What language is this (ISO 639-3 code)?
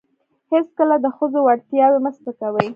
pus